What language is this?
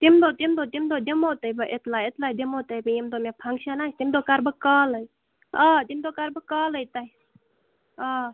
Kashmiri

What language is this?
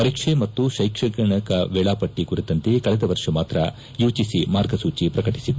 Kannada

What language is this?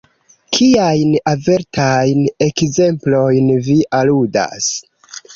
Esperanto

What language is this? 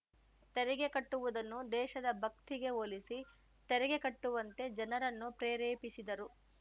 Kannada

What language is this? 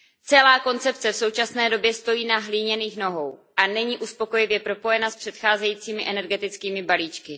Czech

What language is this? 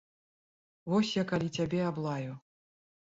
Belarusian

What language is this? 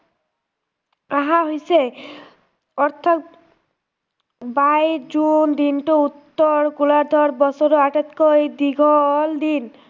Assamese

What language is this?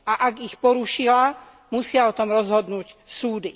Slovak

